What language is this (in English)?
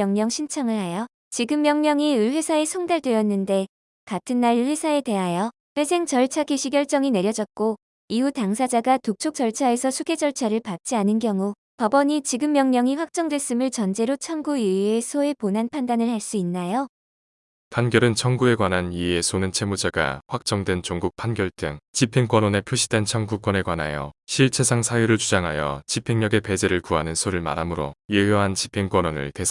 Korean